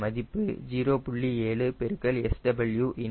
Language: Tamil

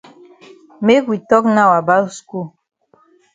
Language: Cameroon Pidgin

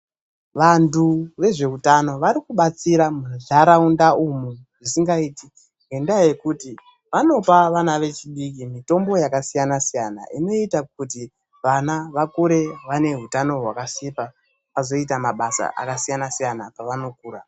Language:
Ndau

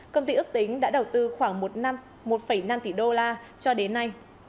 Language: Vietnamese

